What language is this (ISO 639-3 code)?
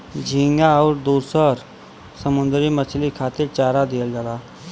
bho